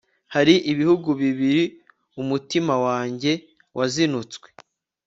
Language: Kinyarwanda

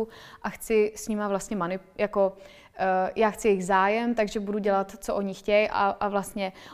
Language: Czech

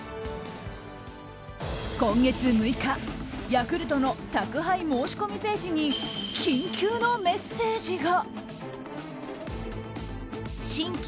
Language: Japanese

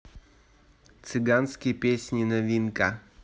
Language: Russian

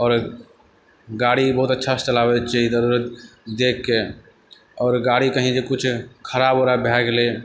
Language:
Maithili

